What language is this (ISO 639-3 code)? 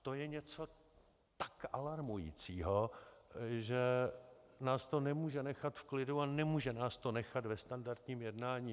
ces